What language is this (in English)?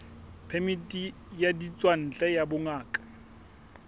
Southern Sotho